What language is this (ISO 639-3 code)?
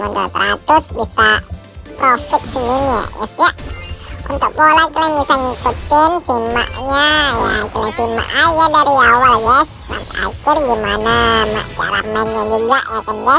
ind